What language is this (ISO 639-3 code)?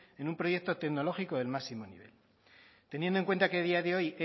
spa